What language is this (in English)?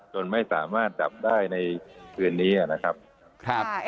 Thai